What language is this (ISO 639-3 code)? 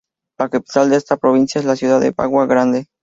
spa